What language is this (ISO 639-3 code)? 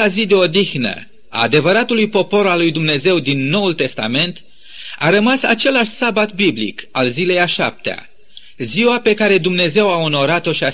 ron